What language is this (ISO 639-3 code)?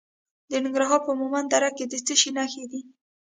pus